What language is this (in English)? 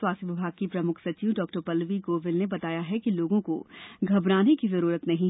Hindi